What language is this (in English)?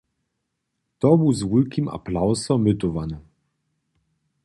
Upper Sorbian